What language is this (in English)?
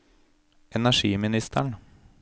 Norwegian